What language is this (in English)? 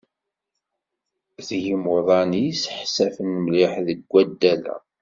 Kabyle